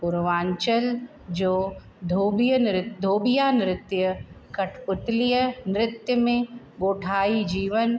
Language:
Sindhi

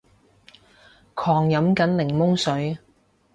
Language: Cantonese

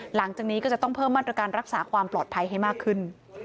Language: Thai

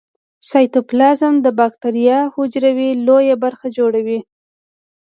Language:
Pashto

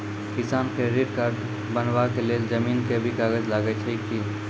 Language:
Maithili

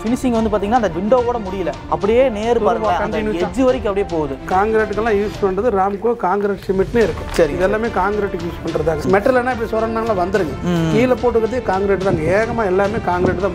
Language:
Romanian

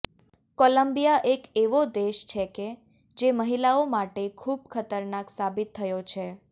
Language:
Gujarati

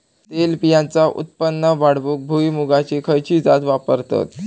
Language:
Marathi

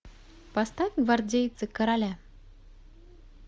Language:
Russian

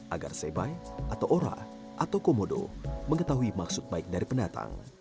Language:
Indonesian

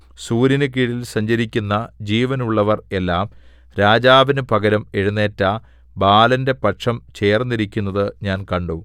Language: Malayalam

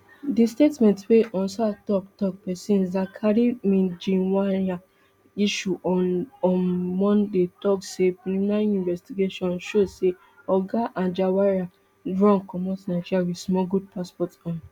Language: Nigerian Pidgin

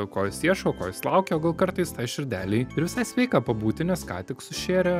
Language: Lithuanian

